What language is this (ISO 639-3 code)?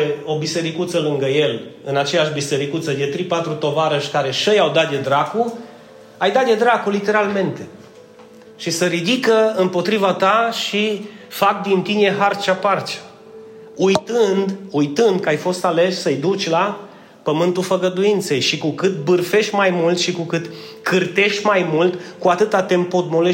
ron